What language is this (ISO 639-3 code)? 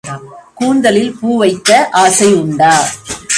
tam